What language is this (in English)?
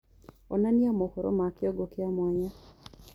Kikuyu